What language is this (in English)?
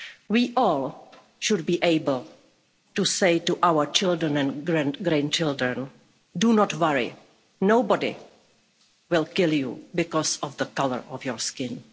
English